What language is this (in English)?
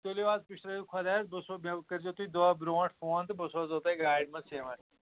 Kashmiri